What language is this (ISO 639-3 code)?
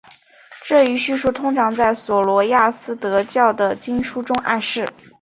zho